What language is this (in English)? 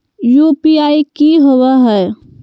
Magahi